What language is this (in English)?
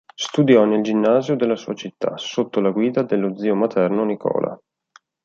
Italian